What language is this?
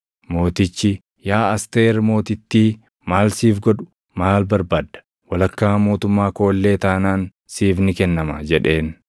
Oromo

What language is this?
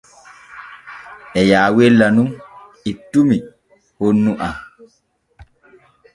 Borgu Fulfulde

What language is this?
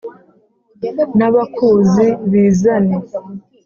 Kinyarwanda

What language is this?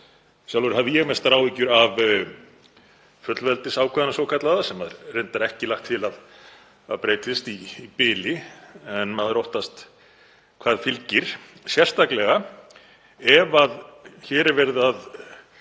Icelandic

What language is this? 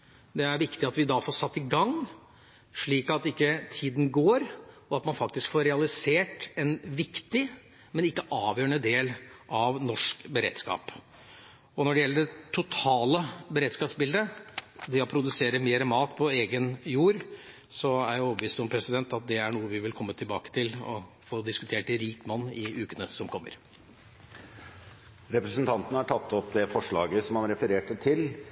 Norwegian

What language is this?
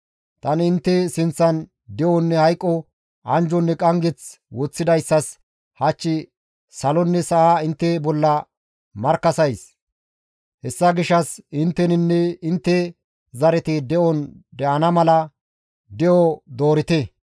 Gamo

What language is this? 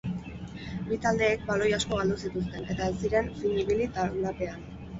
Basque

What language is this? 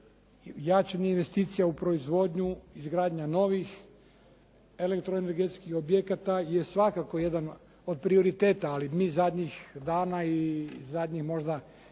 Croatian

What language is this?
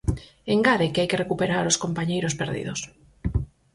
Galician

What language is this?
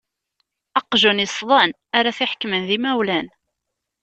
Kabyle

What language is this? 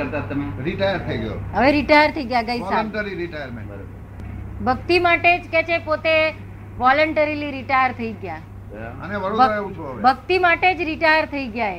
Gujarati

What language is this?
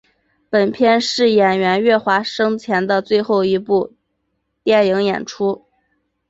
Chinese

